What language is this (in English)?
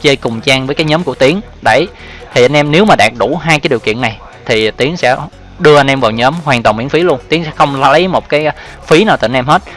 Vietnamese